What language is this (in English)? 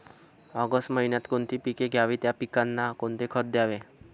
Marathi